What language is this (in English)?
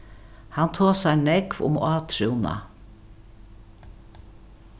Faroese